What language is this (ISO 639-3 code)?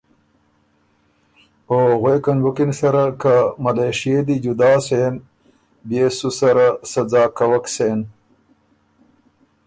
oru